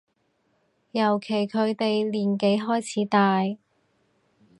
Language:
Cantonese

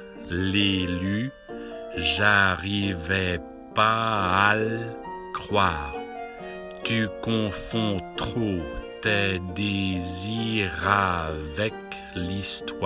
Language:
French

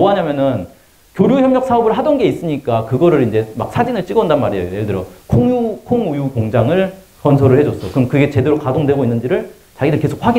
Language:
Korean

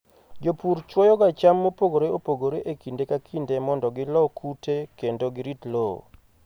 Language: Luo (Kenya and Tanzania)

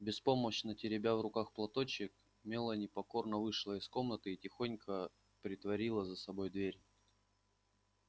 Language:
Russian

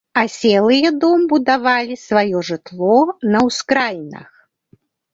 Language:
Belarusian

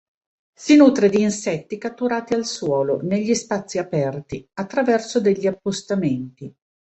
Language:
Italian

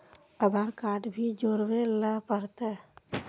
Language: Magahi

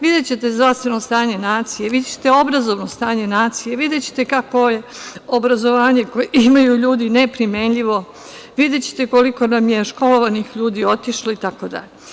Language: Serbian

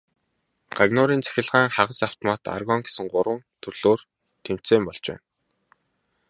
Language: Mongolian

